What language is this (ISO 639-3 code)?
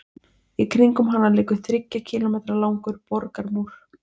isl